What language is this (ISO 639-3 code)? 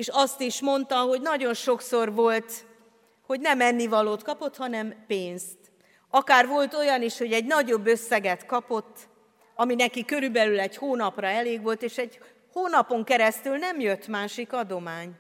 hun